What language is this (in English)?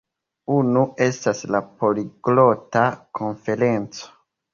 Esperanto